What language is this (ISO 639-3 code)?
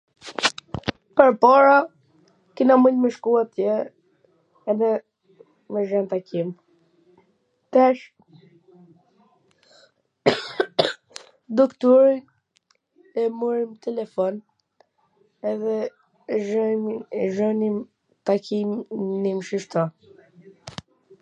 aln